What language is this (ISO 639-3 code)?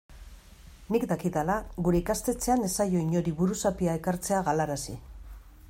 eus